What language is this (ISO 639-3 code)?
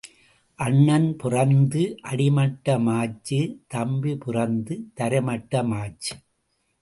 tam